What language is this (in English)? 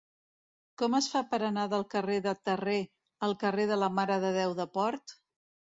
Catalan